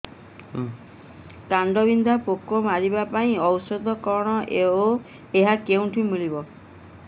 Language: Odia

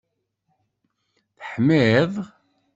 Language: Kabyle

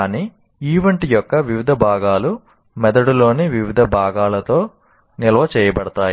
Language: Telugu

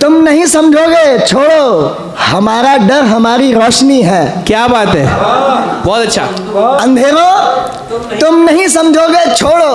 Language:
Hindi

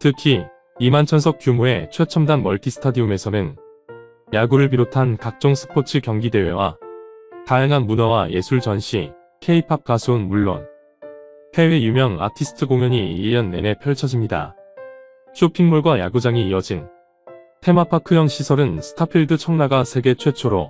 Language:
Korean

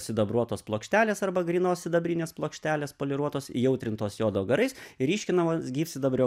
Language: Lithuanian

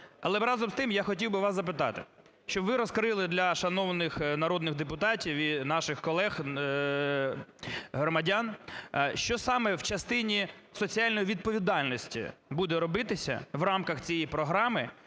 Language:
Ukrainian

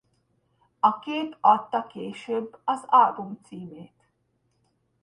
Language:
Hungarian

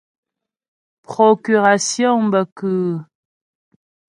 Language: Ghomala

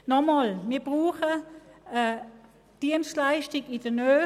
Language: Swiss German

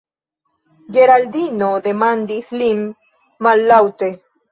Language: Esperanto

